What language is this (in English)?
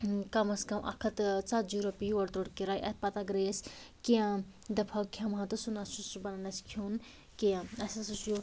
Kashmiri